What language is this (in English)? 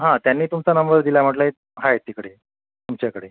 Marathi